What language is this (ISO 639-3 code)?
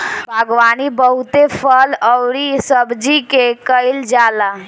bho